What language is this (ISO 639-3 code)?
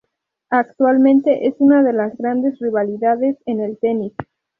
spa